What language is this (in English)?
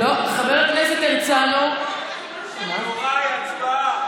Hebrew